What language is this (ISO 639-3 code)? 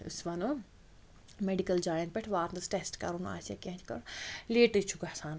kas